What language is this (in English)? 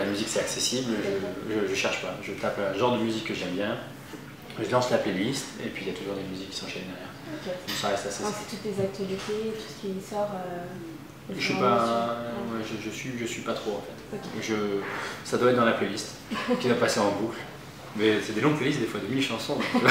French